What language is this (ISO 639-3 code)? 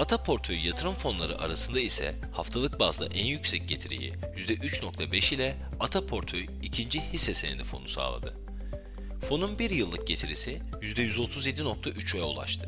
tur